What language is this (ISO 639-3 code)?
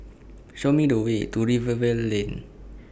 eng